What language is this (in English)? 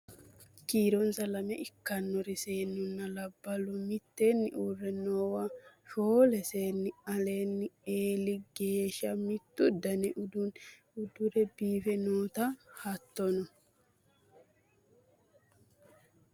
Sidamo